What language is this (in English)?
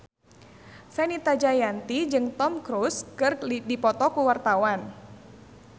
Sundanese